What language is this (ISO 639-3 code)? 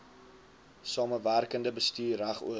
afr